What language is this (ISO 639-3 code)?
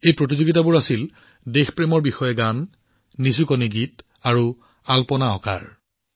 asm